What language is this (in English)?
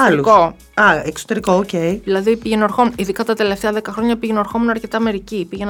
Greek